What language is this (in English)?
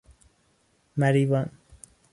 Persian